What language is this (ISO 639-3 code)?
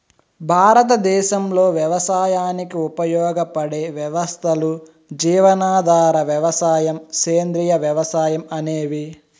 tel